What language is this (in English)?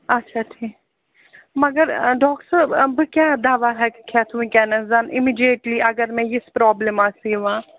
Kashmiri